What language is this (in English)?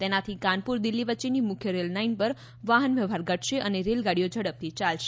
Gujarati